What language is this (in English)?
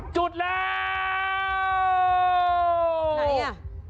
Thai